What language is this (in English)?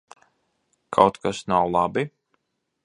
Latvian